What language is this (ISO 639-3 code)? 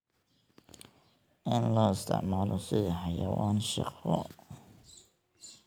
som